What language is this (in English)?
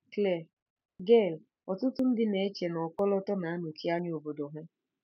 Igbo